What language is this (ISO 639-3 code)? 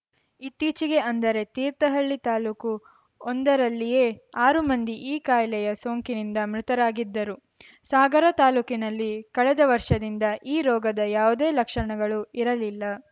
kan